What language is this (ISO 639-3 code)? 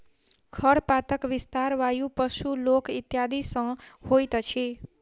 mai